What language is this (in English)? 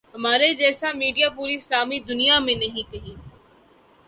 Urdu